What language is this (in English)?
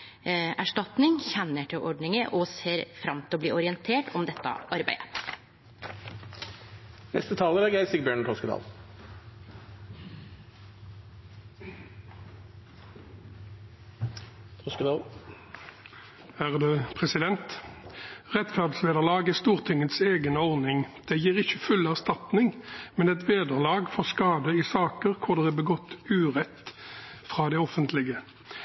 Norwegian